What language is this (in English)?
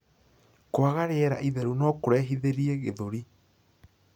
Kikuyu